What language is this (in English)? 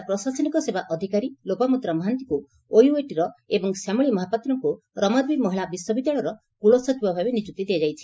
Odia